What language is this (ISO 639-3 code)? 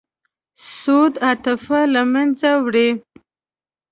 pus